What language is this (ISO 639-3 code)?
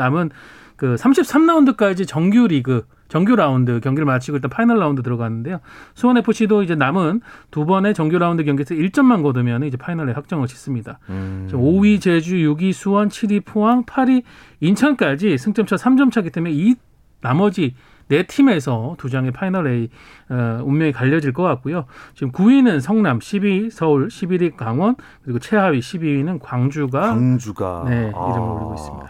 kor